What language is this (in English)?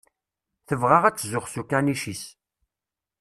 Kabyle